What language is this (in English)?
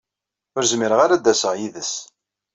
Kabyle